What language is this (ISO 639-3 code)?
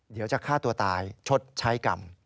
tha